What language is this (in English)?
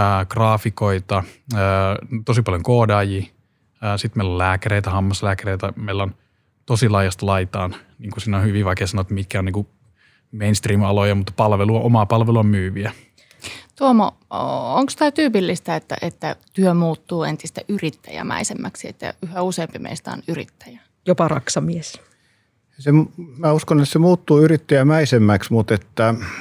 Finnish